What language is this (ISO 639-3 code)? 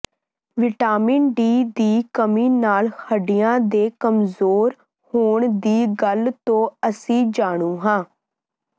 pan